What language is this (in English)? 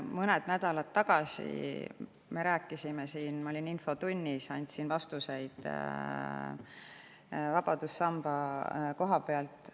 Estonian